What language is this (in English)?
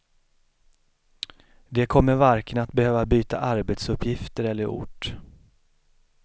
Swedish